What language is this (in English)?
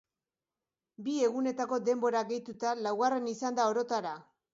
Basque